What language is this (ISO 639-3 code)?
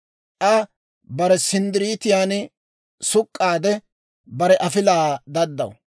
dwr